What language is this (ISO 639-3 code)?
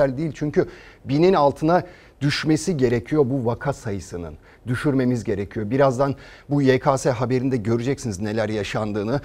tur